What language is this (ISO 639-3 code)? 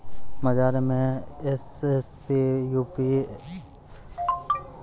mai